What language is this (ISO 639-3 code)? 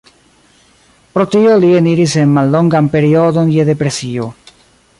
epo